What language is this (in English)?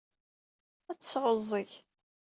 Kabyle